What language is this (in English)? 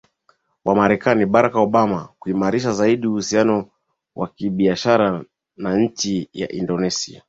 Swahili